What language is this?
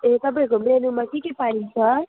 Nepali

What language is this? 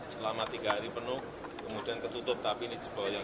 Indonesian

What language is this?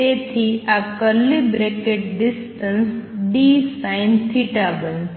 Gujarati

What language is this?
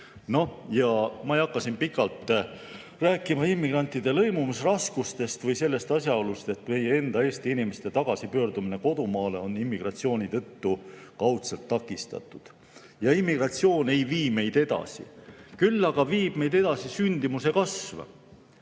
Estonian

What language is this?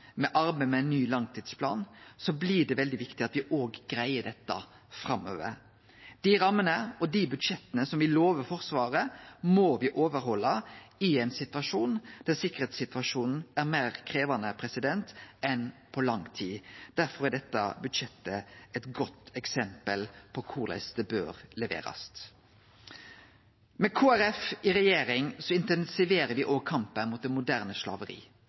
Norwegian Nynorsk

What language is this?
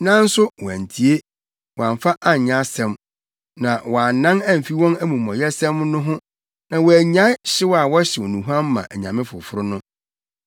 Akan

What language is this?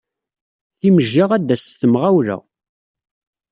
Kabyle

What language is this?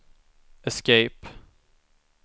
Swedish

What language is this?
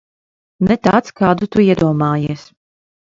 Latvian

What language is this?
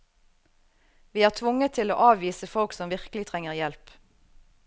Norwegian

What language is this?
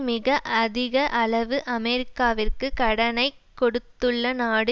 Tamil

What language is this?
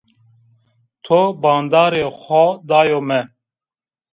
Zaza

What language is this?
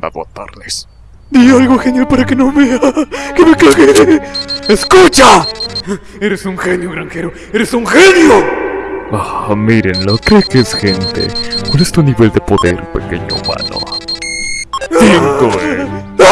Spanish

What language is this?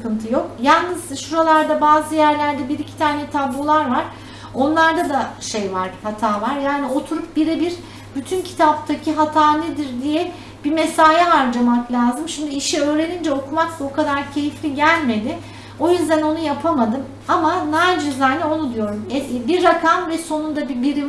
Turkish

